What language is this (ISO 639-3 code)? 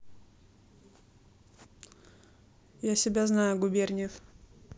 rus